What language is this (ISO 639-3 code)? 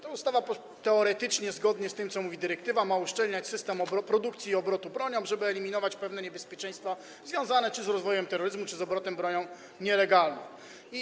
pol